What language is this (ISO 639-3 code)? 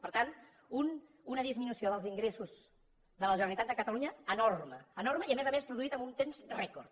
cat